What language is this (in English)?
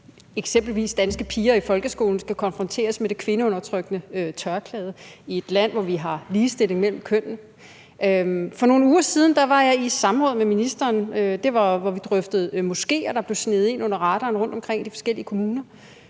Danish